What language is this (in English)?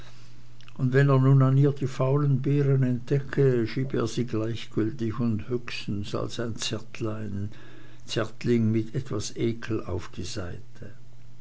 German